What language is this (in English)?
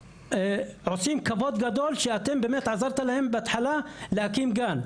Hebrew